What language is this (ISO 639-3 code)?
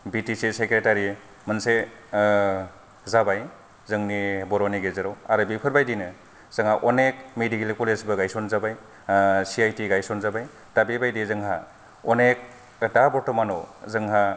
brx